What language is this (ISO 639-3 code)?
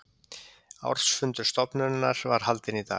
isl